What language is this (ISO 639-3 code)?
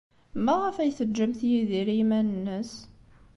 kab